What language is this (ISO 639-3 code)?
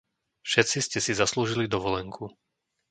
slk